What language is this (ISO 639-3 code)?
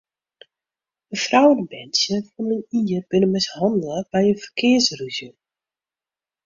fry